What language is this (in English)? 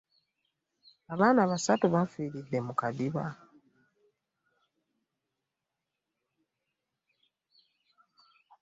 Ganda